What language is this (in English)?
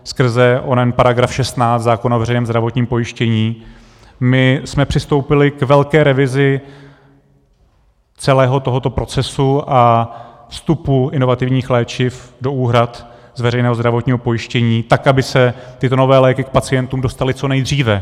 Czech